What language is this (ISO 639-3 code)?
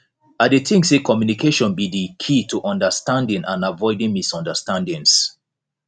pcm